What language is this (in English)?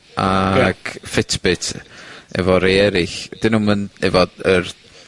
Welsh